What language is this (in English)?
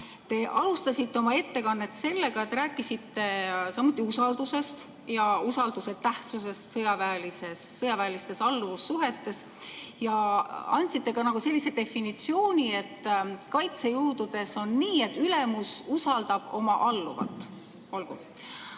Estonian